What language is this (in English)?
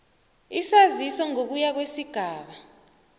South Ndebele